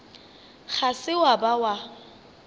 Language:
Northern Sotho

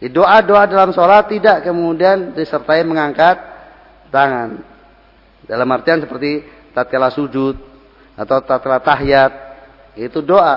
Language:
Indonesian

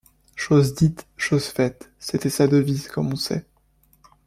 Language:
French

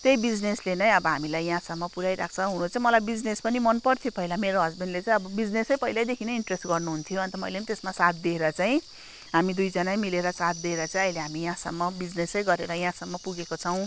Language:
Nepali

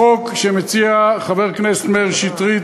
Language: Hebrew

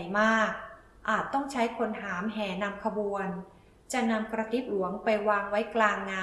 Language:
Thai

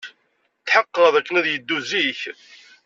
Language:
Kabyle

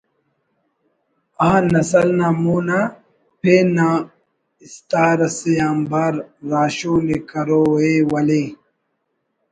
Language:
Brahui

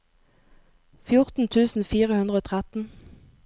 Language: Norwegian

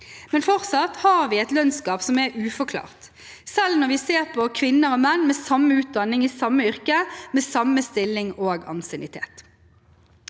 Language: Norwegian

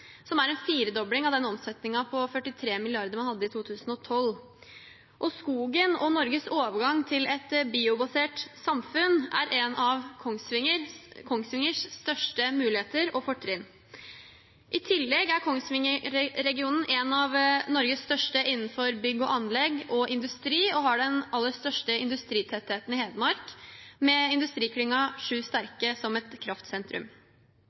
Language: Norwegian Bokmål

